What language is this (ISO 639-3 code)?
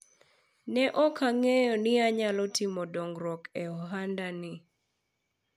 luo